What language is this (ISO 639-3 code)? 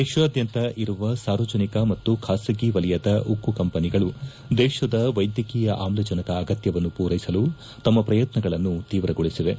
kan